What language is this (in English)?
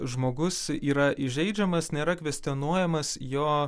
Lithuanian